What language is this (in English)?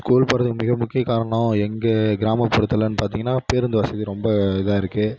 Tamil